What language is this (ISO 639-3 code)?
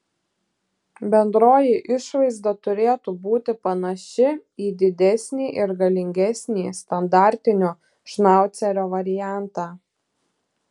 lit